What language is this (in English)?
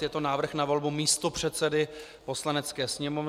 Czech